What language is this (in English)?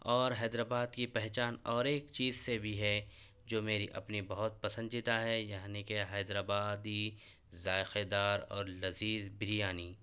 Urdu